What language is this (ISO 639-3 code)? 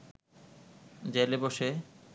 ben